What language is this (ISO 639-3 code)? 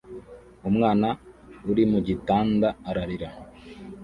kin